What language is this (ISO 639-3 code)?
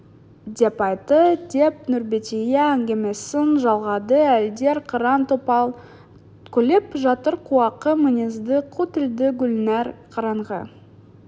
kaz